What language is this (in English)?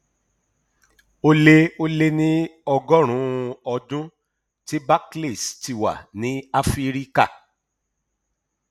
Yoruba